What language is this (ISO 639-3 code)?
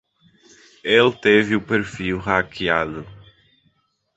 por